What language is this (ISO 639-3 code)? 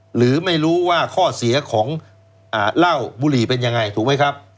tha